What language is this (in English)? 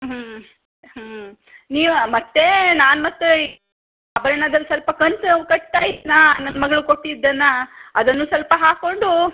Kannada